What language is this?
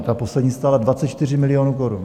Czech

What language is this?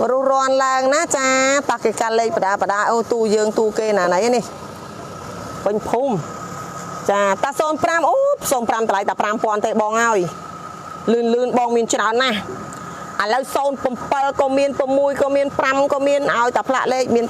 Thai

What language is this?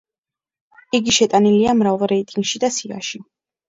Georgian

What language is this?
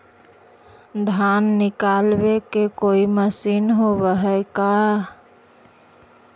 Magahi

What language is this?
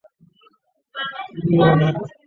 Chinese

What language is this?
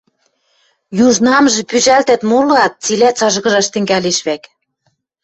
Western Mari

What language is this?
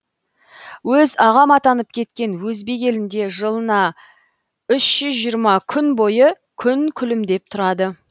Kazakh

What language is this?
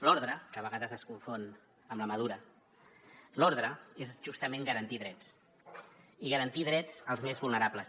Catalan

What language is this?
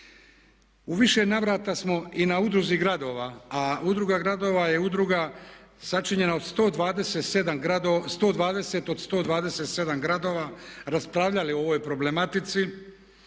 Croatian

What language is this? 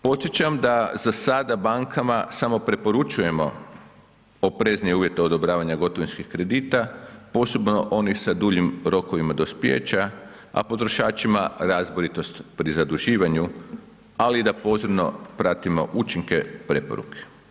Croatian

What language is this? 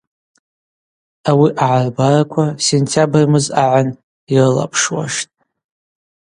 Abaza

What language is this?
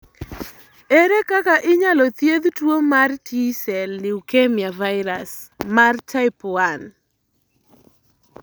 Luo (Kenya and Tanzania)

